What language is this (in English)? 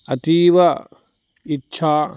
Sanskrit